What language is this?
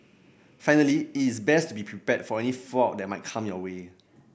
English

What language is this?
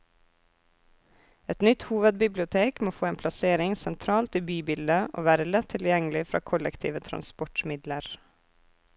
Norwegian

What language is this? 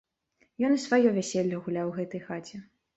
Belarusian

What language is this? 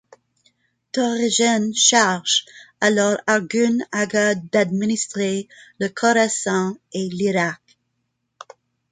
French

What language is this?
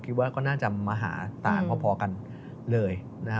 Thai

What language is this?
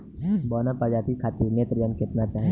Bhojpuri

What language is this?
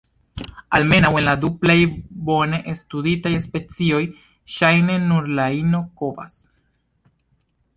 Esperanto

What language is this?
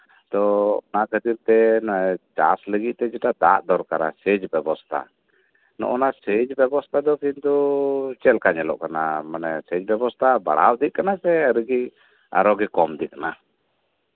Santali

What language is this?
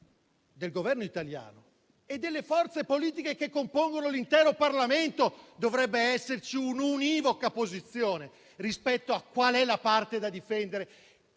Italian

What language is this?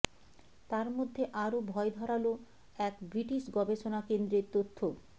Bangla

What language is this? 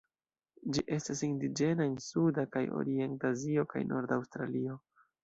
Esperanto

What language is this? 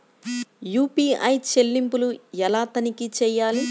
Telugu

